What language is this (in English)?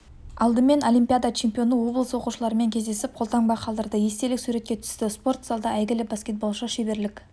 Kazakh